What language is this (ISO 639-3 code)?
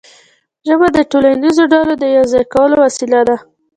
pus